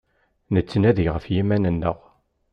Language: Kabyle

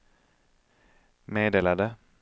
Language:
Swedish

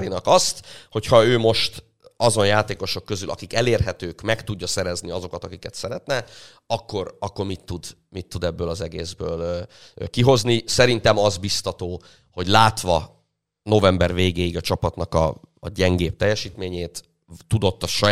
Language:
Hungarian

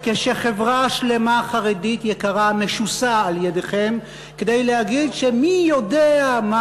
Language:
Hebrew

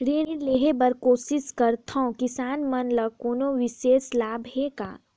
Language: Chhattisgarhi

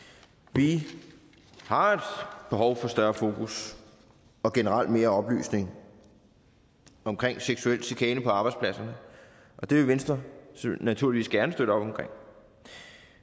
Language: Danish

